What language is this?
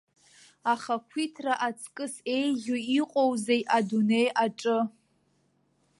Abkhazian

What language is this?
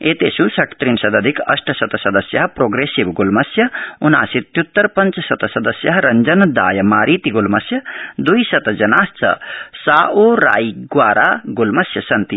Sanskrit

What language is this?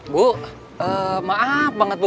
Indonesian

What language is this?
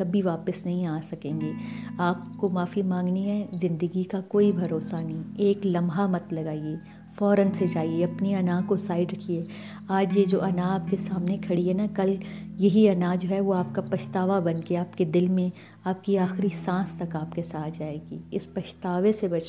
Urdu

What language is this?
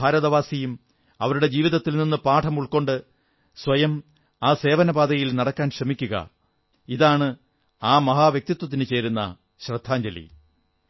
Malayalam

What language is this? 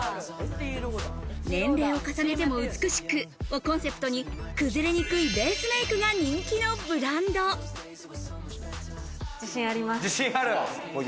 Japanese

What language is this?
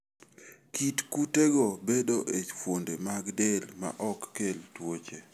Luo (Kenya and Tanzania)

